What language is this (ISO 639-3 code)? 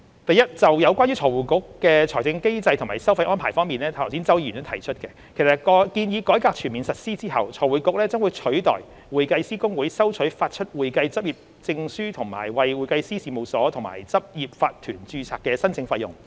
yue